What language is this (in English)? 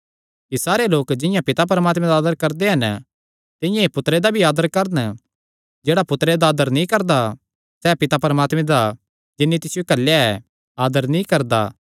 Kangri